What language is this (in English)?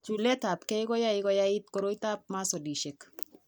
Kalenjin